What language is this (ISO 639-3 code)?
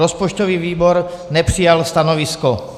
ces